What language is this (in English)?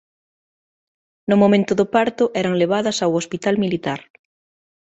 Galician